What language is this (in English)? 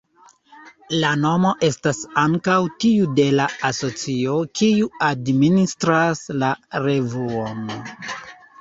Esperanto